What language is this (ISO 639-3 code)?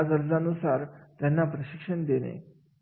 mar